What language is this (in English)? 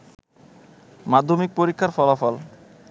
Bangla